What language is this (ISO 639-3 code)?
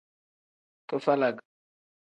kdh